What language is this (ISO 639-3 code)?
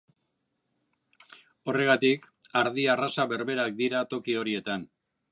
eus